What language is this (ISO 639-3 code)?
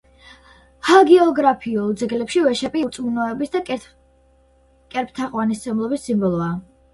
kat